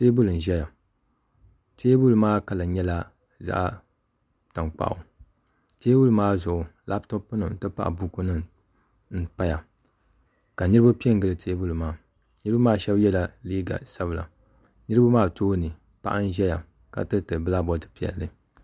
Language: Dagbani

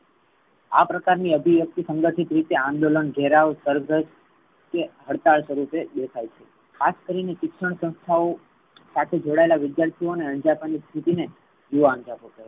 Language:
Gujarati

